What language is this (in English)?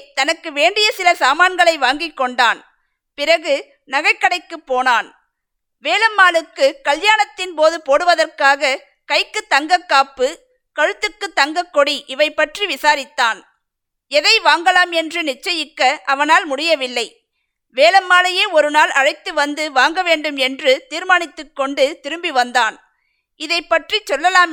Tamil